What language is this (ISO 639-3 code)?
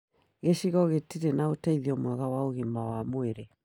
kik